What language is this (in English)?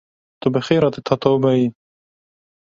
Kurdish